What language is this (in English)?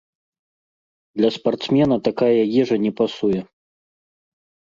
Belarusian